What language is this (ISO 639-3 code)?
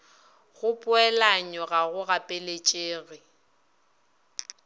nso